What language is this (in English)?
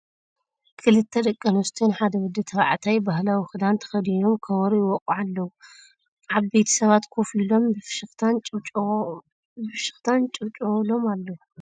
Tigrinya